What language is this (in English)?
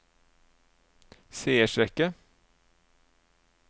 Norwegian